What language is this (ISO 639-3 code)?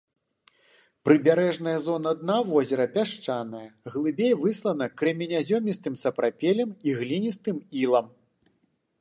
bel